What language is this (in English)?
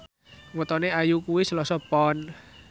Javanese